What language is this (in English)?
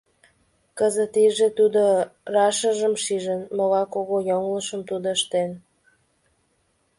Mari